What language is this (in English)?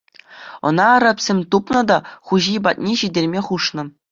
Chuvash